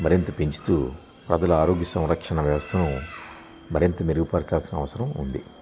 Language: Telugu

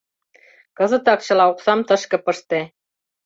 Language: Mari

